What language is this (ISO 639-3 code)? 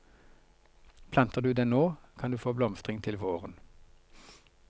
nor